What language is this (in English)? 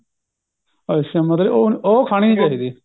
Punjabi